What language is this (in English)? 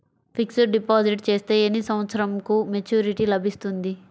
Telugu